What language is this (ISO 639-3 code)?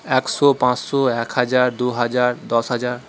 ben